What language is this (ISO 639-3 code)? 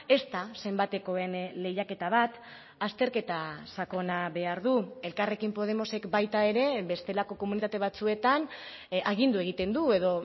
eus